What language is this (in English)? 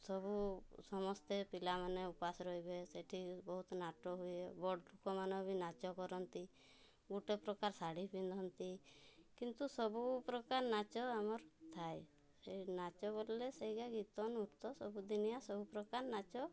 Odia